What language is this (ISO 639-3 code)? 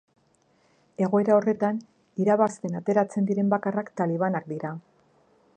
eus